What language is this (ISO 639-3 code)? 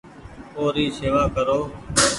gig